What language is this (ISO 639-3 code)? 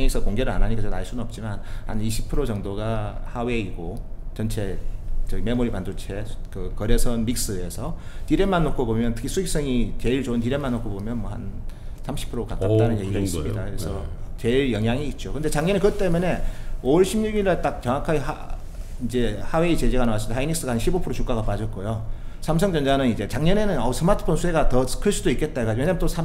kor